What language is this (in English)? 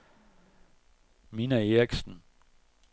Danish